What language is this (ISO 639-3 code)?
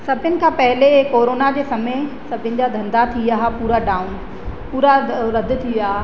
snd